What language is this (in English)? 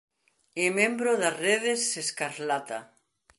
Galician